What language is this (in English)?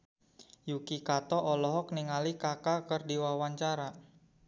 Sundanese